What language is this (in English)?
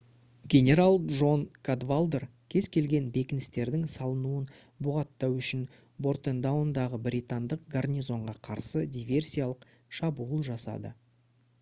Kazakh